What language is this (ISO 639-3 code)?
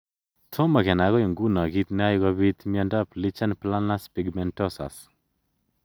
kln